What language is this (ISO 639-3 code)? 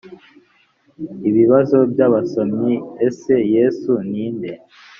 kin